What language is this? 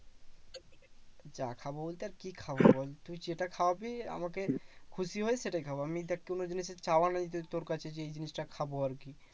Bangla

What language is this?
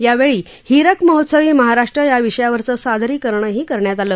Marathi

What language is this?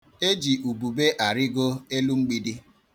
Igbo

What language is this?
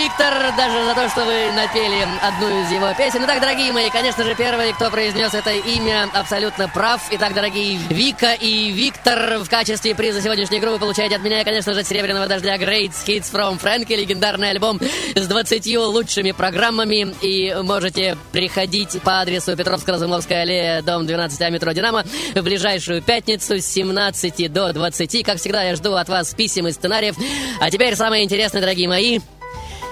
Russian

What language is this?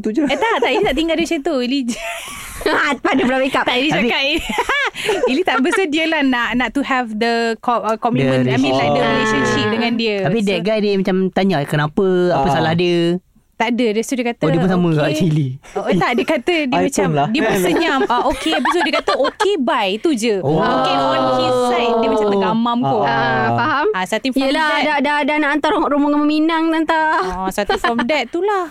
Malay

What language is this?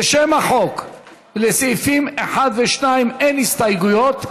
Hebrew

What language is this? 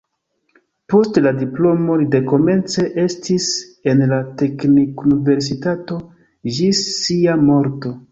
Esperanto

